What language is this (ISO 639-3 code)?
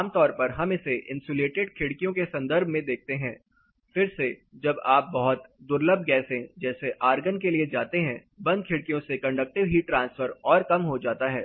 hin